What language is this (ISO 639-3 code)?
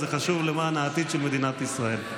heb